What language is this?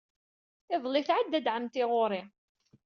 Kabyle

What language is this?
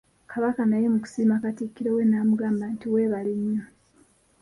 Ganda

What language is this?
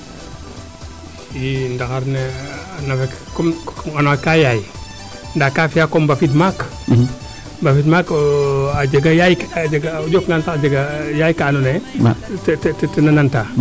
Serer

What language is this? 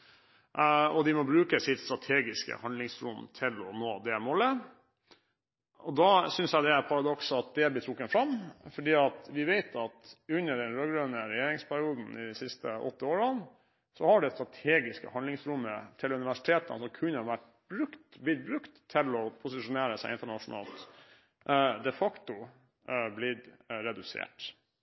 Norwegian Bokmål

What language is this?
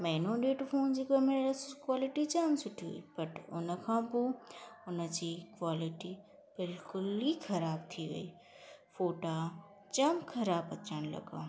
Sindhi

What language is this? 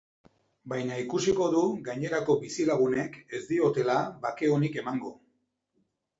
Basque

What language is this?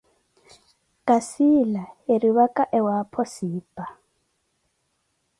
Koti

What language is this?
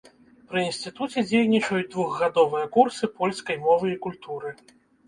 Belarusian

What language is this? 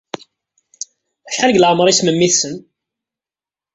Kabyle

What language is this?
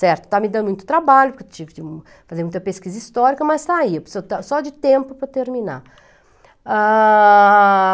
Portuguese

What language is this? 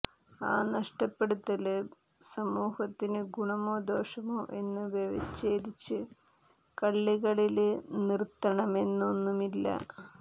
Malayalam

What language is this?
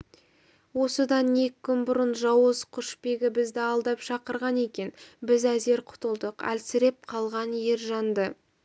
Kazakh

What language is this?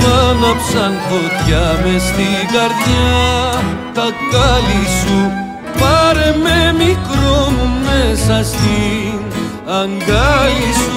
Greek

